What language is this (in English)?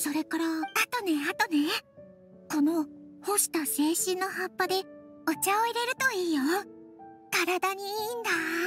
Japanese